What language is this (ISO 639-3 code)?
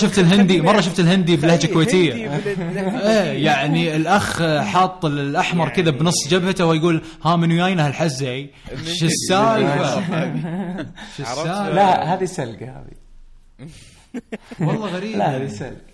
ara